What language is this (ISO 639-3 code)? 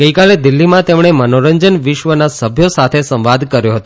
guj